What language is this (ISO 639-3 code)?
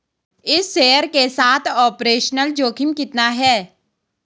hin